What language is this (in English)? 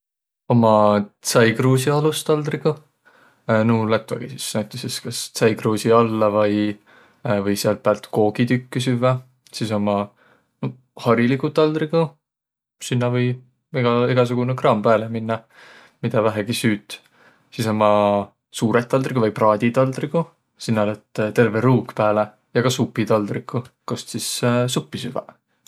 Võro